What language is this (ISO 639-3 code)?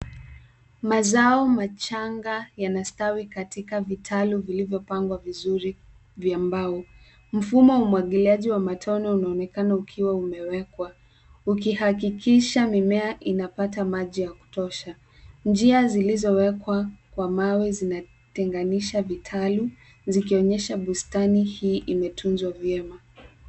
swa